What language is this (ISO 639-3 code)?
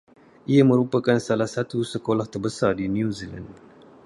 msa